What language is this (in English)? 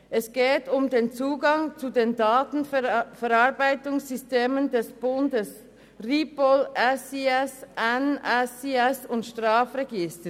Swiss German